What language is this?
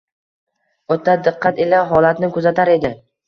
Uzbek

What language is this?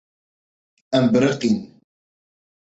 Kurdish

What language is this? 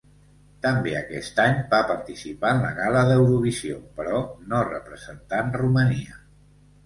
Catalan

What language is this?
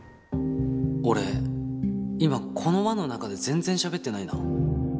Japanese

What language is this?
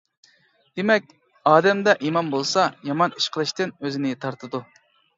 Uyghur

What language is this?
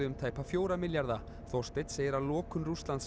Icelandic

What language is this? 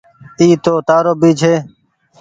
Goaria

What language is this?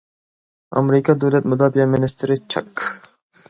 Uyghur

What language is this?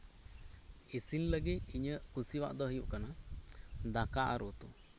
Santali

